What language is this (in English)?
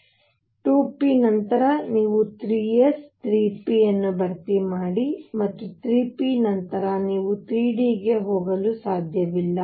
Kannada